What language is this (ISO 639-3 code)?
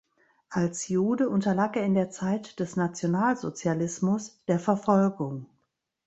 deu